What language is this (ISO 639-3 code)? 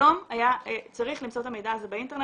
heb